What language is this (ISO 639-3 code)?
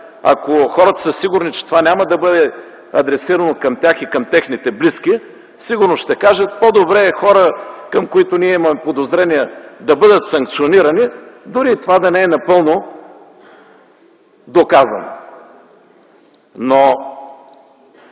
bul